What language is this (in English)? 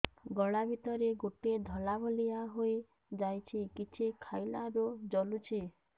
Odia